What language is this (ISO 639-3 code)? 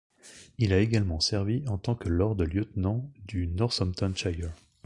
fra